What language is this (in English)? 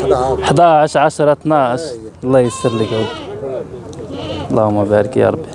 Arabic